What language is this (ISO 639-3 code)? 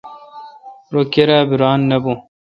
xka